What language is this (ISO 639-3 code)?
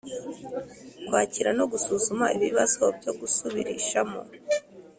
kin